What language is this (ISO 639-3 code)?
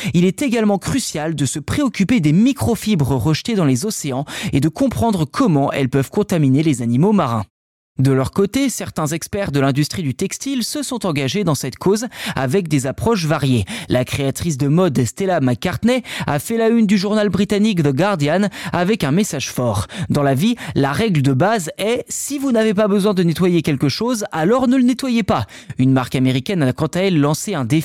fra